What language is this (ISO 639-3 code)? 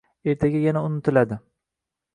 uzb